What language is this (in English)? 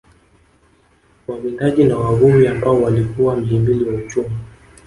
Swahili